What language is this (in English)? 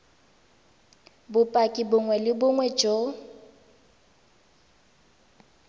Tswana